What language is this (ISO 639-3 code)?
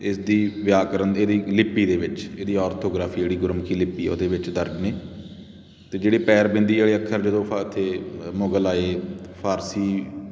pan